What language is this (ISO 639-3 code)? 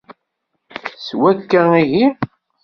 kab